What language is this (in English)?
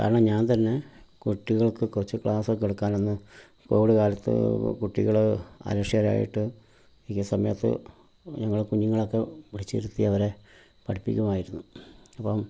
Malayalam